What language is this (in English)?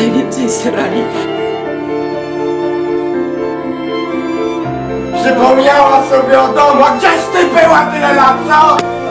Polish